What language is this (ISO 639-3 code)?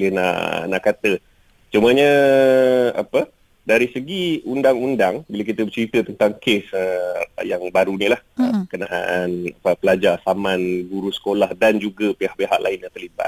msa